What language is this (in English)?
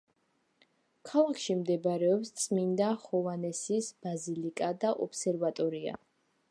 Georgian